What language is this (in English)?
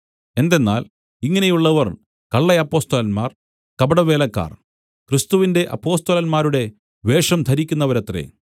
Malayalam